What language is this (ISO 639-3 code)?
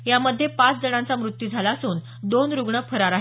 mar